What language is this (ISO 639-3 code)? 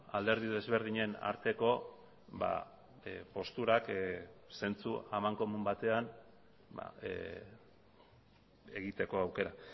eus